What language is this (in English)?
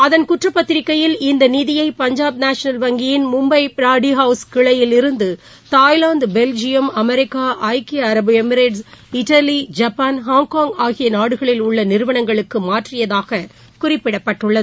Tamil